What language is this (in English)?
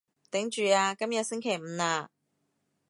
Cantonese